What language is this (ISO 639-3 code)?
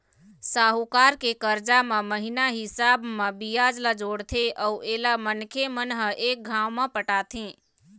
hne